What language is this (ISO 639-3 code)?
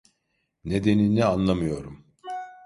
tur